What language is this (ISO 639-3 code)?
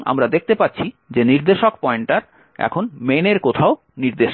ben